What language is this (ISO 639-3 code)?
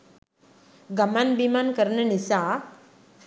sin